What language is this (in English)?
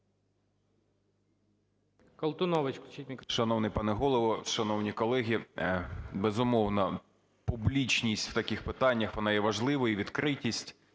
Ukrainian